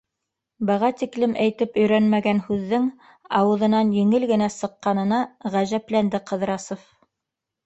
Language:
Bashkir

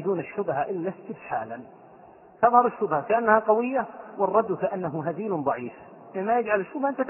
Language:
Arabic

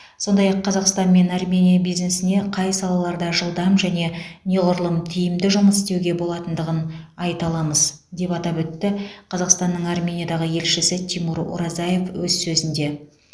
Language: Kazakh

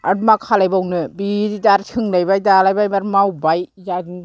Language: Bodo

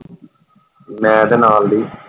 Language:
Punjabi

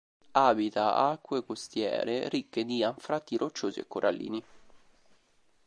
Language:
Italian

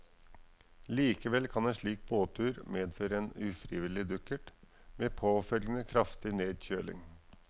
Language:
Norwegian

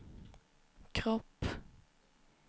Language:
Swedish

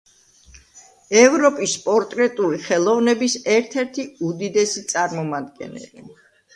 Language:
Georgian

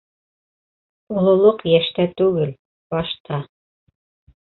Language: Bashkir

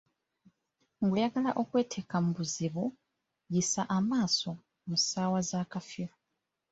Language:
Ganda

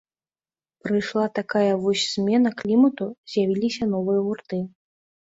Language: Belarusian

